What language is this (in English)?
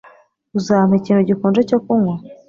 Kinyarwanda